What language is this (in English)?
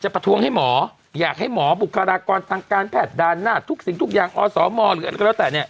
Thai